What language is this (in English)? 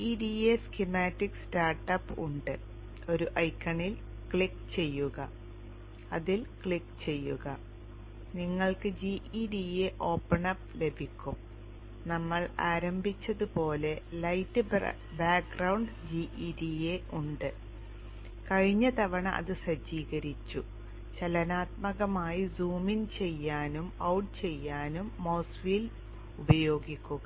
Malayalam